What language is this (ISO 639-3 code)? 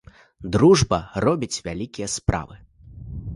bel